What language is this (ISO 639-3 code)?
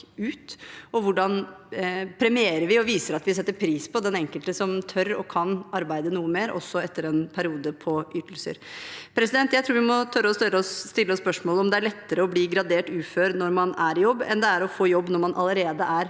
nor